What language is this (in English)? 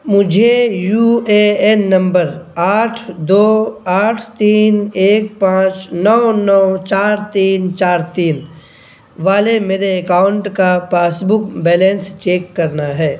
Urdu